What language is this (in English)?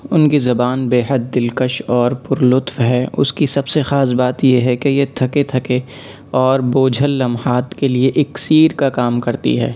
Urdu